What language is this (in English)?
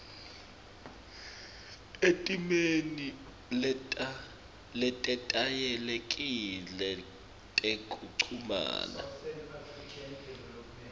Swati